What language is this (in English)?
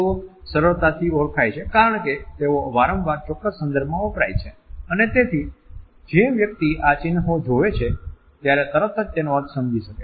Gujarati